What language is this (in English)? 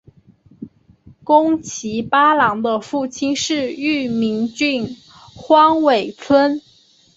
Chinese